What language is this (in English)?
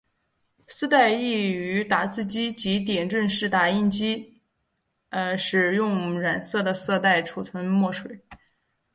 Chinese